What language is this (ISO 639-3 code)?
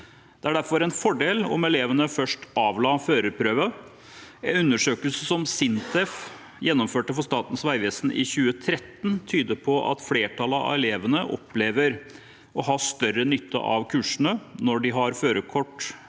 nor